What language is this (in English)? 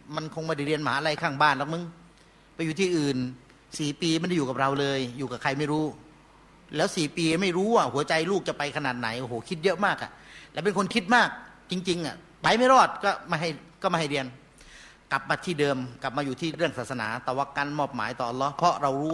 Thai